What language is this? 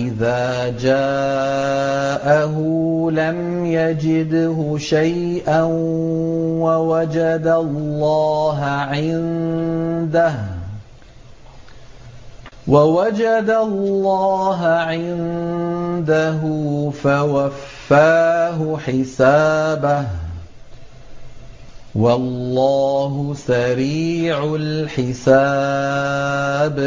Arabic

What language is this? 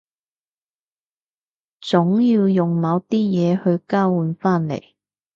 Cantonese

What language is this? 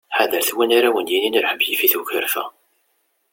Kabyle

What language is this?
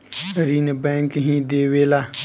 Bhojpuri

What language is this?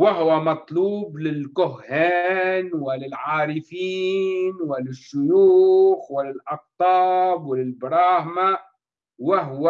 Arabic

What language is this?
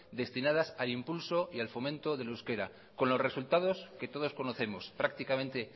Spanish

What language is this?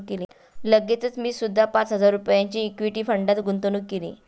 Marathi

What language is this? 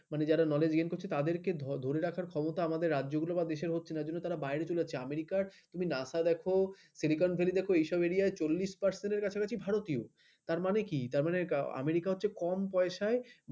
Bangla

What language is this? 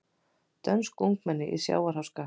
Icelandic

